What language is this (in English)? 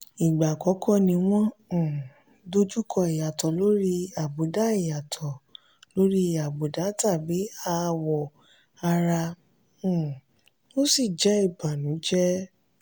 Yoruba